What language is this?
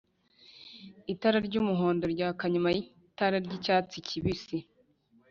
Kinyarwanda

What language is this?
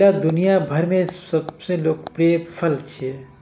Maithili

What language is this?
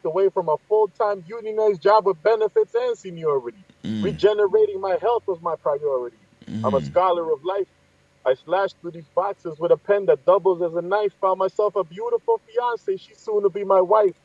English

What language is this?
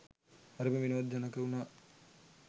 Sinhala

